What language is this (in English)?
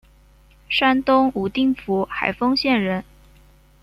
Chinese